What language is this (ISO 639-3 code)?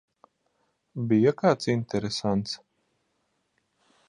lav